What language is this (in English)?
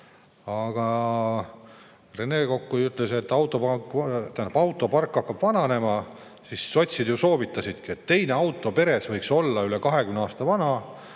Estonian